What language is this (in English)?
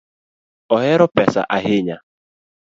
Luo (Kenya and Tanzania)